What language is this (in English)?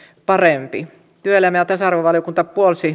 Finnish